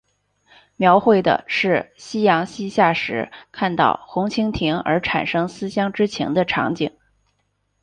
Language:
Chinese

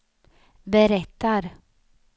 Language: Swedish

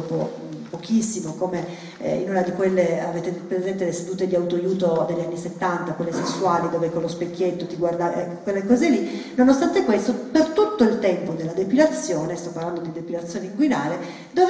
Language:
Italian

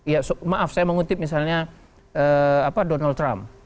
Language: Indonesian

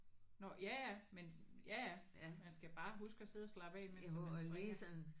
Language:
Danish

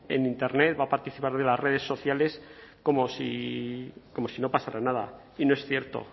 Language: Spanish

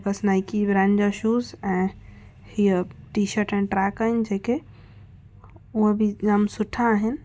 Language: Sindhi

